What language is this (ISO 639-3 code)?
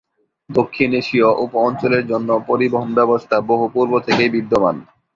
ben